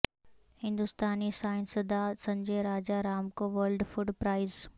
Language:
Urdu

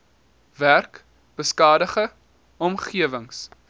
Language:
Afrikaans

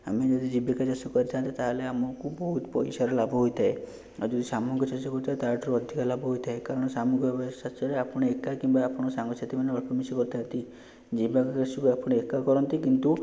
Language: Odia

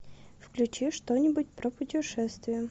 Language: Russian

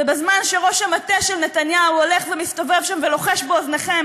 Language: Hebrew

